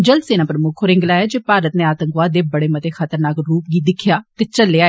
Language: Dogri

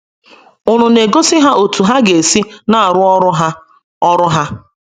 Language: Igbo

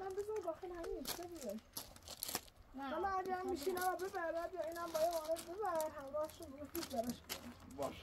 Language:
Persian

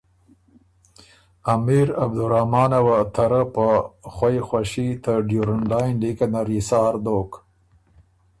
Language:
Ormuri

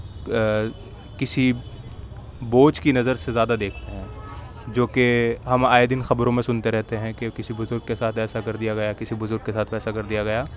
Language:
Urdu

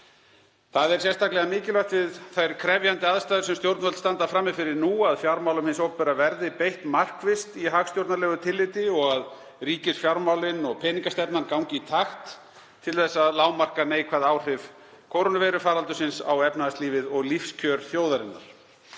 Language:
Icelandic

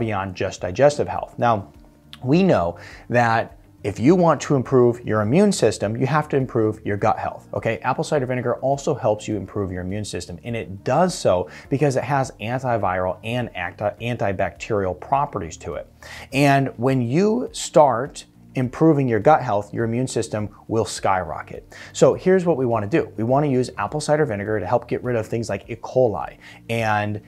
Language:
English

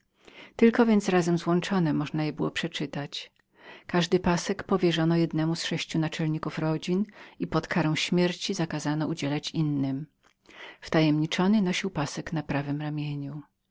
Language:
Polish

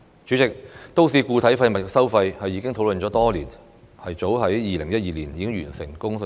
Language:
Cantonese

